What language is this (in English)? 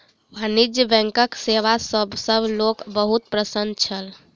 Maithili